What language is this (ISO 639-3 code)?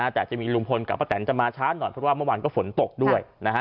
tha